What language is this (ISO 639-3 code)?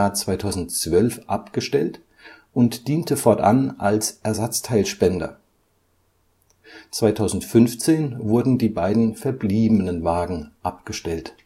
deu